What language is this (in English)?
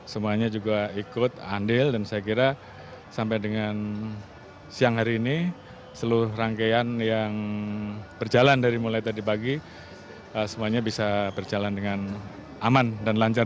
Indonesian